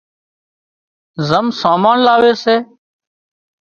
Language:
Wadiyara Koli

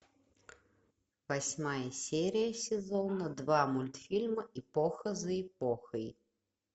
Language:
Russian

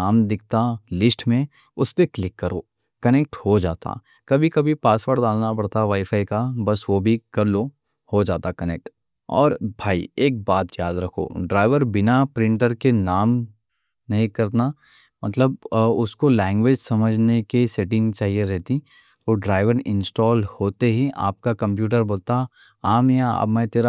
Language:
Deccan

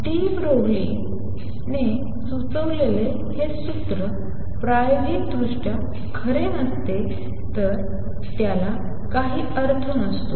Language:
Marathi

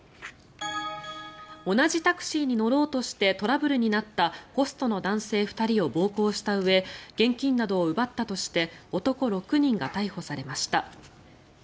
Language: Japanese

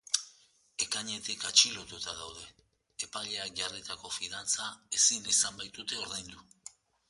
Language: Basque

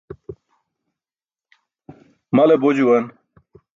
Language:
Burushaski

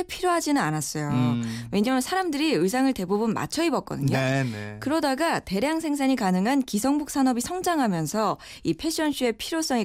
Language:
Korean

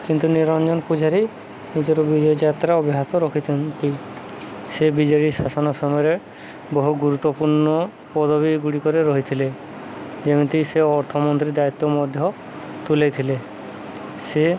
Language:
Odia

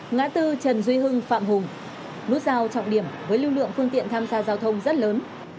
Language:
Vietnamese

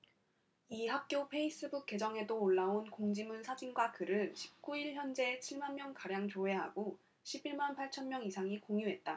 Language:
Korean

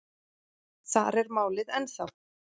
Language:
Icelandic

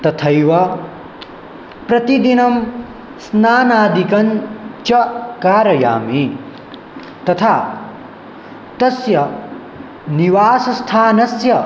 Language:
Sanskrit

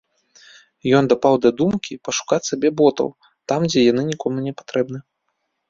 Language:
Belarusian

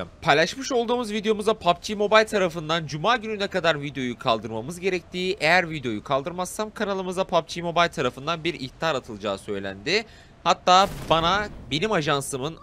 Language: Turkish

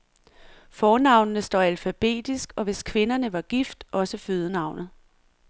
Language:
Danish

